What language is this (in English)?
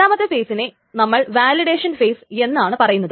Malayalam